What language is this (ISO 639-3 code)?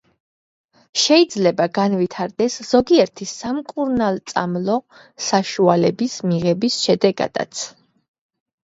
kat